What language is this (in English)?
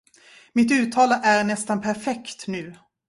Swedish